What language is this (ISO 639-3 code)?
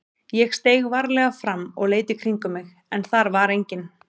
isl